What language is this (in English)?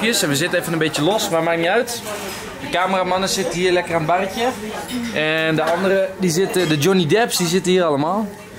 Dutch